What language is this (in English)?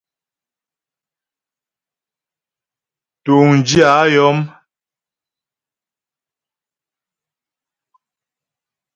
Ghomala